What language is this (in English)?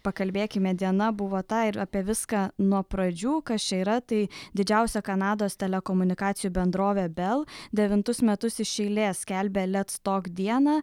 Lithuanian